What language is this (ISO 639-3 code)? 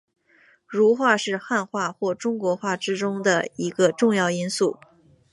zho